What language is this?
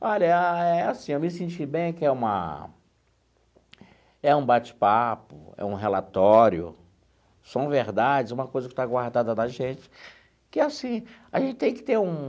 Portuguese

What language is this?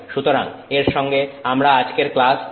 Bangla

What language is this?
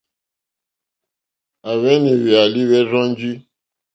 Mokpwe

